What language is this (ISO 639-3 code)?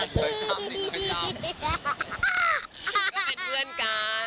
tha